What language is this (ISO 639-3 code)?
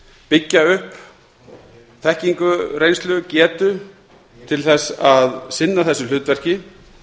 isl